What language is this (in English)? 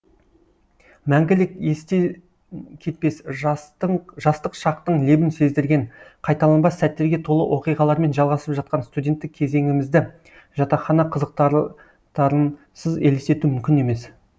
Kazakh